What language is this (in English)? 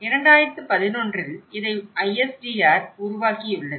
Tamil